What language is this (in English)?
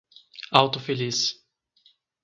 Portuguese